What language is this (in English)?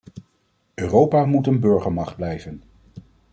Dutch